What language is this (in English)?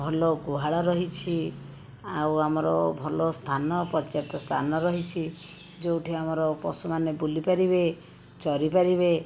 Odia